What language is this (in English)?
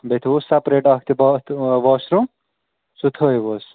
Kashmiri